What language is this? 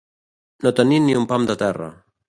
Catalan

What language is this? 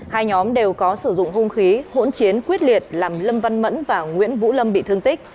Vietnamese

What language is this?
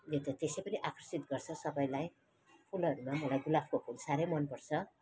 Nepali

